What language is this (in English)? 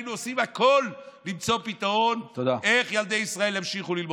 Hebrew